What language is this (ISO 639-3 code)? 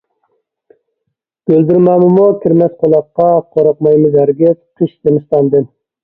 uig